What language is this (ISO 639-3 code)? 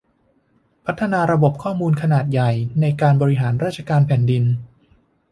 tha